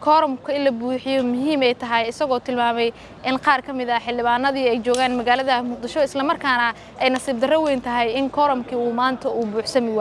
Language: Arabic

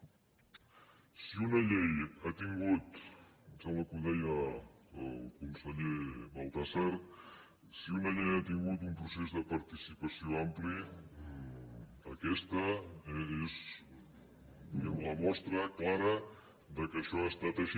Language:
Catalan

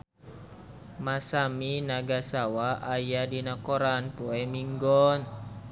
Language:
Sundanese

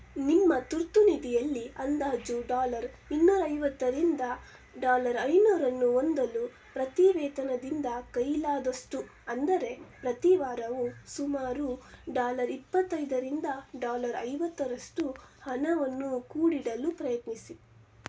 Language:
Kannada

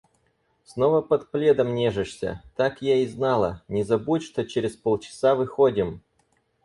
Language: Russian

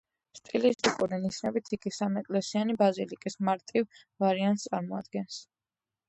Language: Georgian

